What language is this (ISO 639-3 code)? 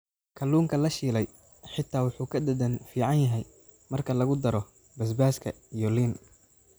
som